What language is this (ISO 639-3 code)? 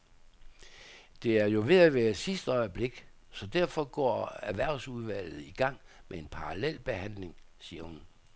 dan